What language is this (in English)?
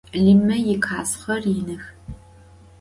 Adyghe